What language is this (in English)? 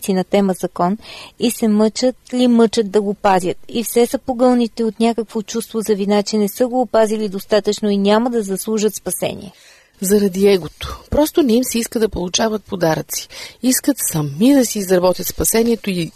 Bulgarian